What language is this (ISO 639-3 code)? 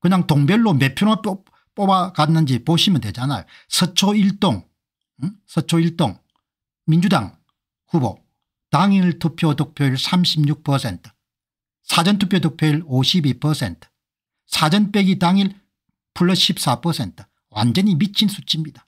kor